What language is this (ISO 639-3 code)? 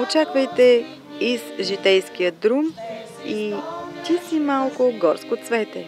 bul